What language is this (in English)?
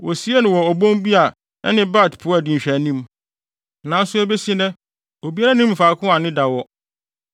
Akan